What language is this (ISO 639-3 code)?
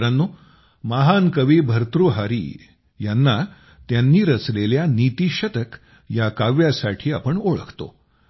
mar